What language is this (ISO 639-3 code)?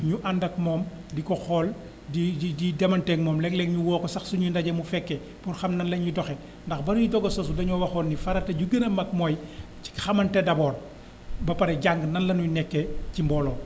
wol